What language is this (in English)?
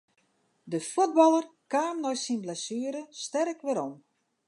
Western Frisian